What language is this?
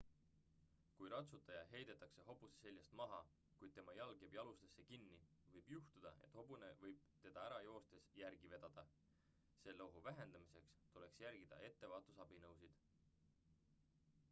Estonian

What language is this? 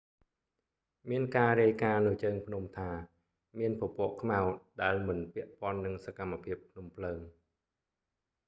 Khmer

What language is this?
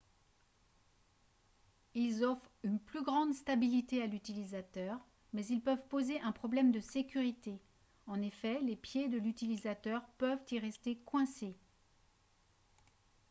French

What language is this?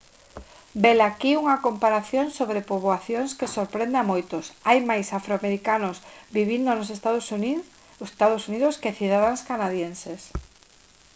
Galician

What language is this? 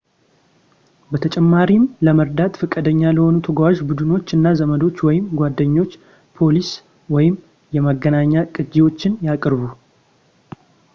Amharic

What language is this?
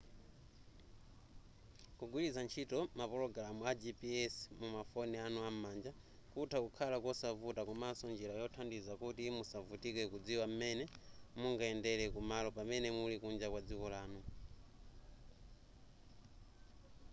Nyanja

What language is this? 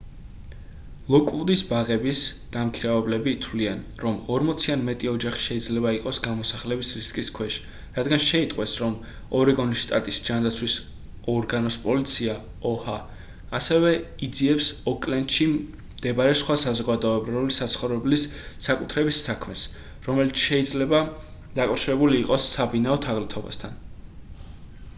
Georgian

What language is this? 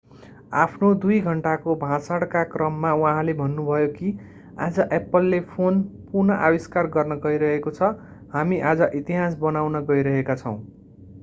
Nepali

